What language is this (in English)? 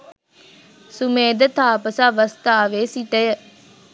Sinhala